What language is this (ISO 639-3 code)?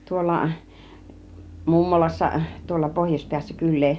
fin